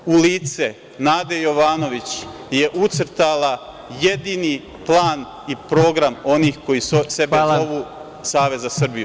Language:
Serbian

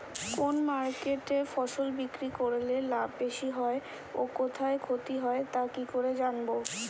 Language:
Bangla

